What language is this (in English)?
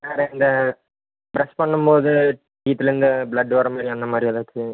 Tamil